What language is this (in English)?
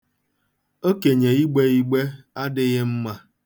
Igbo